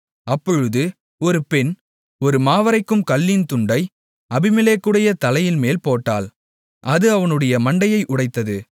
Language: Tamil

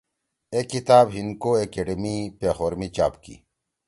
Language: Torwali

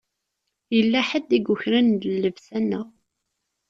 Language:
Kabyle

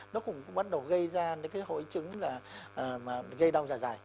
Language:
Vietnamese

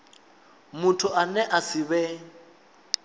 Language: Venda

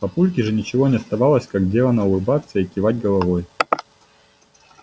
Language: Russian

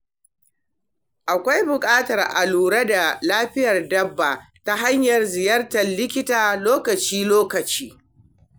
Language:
Hausa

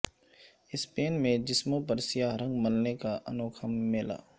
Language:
Urdu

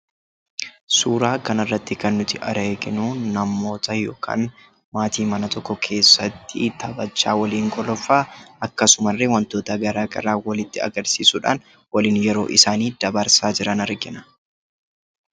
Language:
Oromo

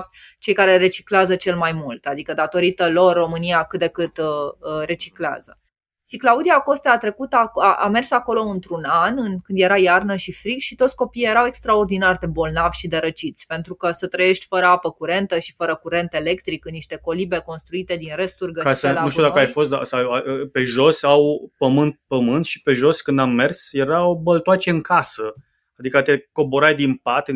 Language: Romanian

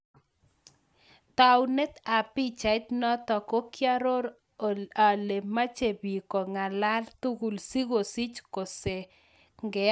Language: Kalenjin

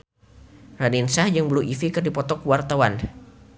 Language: Sundanese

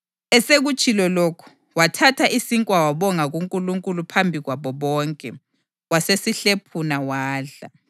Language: North Ndebele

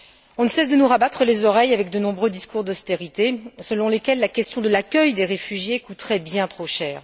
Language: French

